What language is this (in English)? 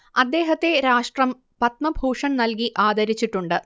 Malayalam